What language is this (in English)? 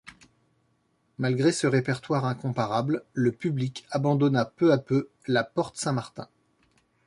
French